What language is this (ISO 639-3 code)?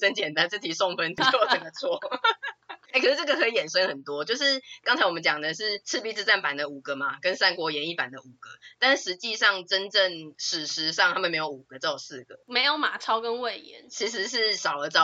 zho